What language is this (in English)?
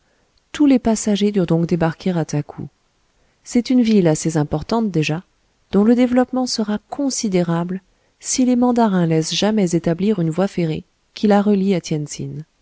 French